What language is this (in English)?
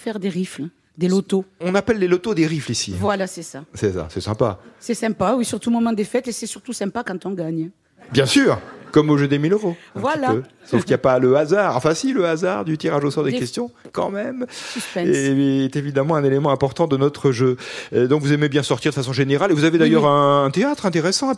French